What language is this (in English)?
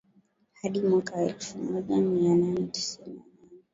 Swahili